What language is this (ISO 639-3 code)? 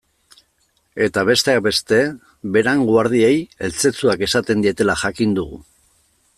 eus